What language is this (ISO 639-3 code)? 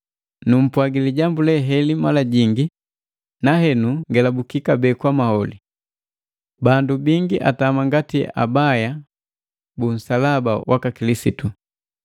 mgv